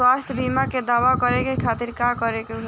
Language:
Bhojpuri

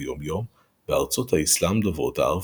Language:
Hebrew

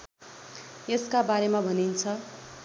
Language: Nepali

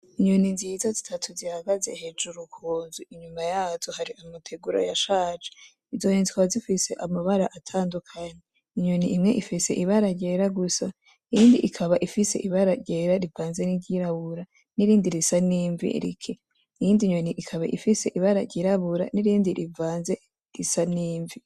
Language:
Rundi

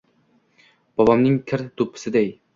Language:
Uzbek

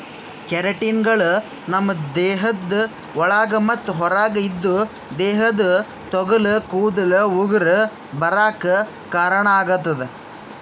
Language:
Kannada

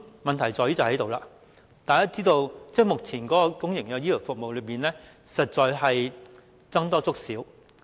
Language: Cantonese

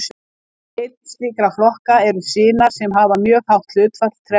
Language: Icelandic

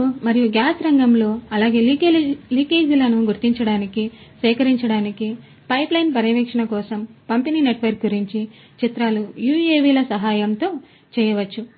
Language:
Telugu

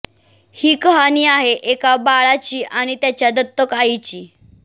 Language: Marathi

